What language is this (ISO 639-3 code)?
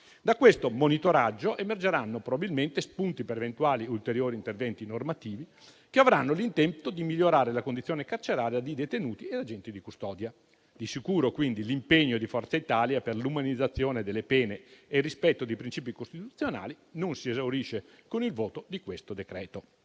ita